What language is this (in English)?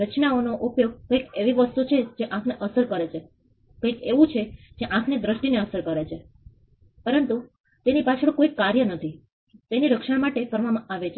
Gujarati